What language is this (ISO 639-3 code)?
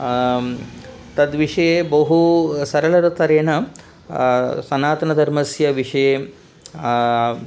san